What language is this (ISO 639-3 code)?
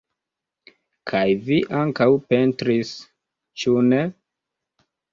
epo